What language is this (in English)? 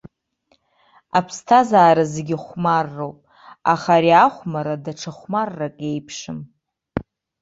Abkhazian